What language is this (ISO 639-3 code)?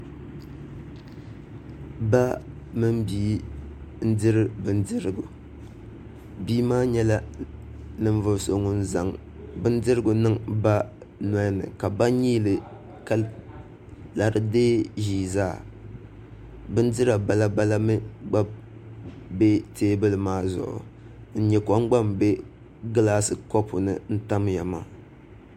dag